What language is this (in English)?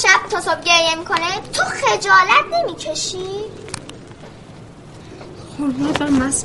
Persian